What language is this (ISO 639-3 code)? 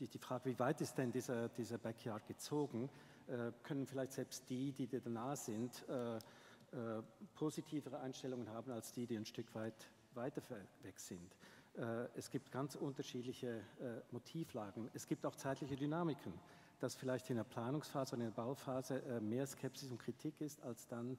deu